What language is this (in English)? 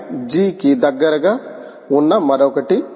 Telugu